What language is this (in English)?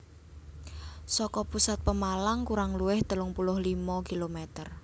Javanese